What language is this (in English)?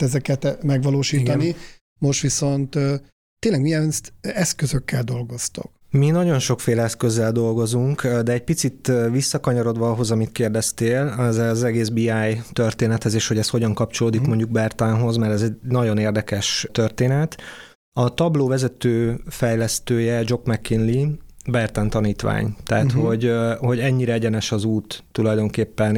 Hungarian